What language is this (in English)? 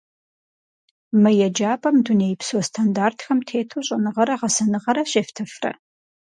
Kabardian